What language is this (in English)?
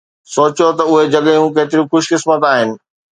Sindhi